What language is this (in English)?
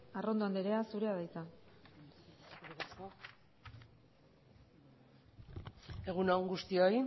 Basque